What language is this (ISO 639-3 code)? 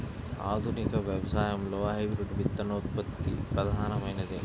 tel